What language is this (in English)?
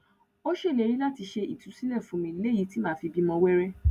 Yoruba